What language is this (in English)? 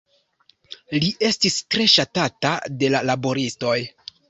Esperanto